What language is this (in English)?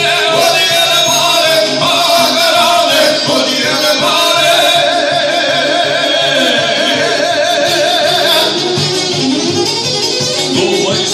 Arabic